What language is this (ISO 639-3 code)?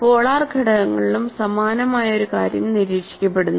mal